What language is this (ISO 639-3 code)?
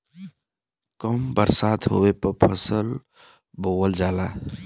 bho